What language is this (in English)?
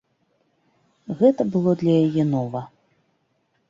Belarusian